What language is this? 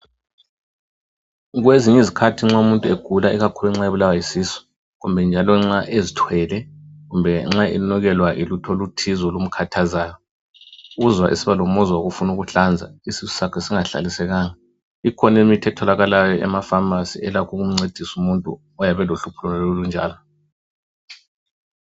North Ndebele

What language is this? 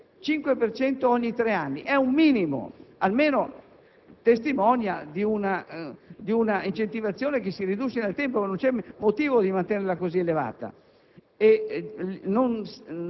Italian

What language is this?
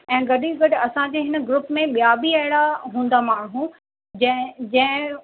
Sindhi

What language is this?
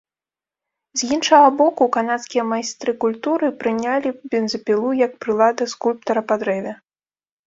Belarusian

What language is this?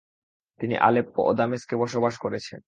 Bangla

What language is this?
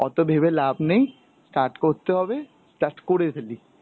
Bangla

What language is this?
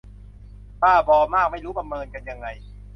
Thai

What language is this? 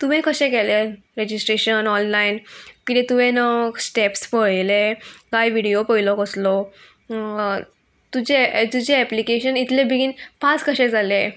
Konkani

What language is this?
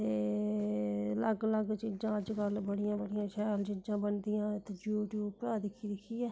Dogri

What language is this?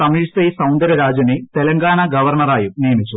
Malayalam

